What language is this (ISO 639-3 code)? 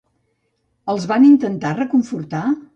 cat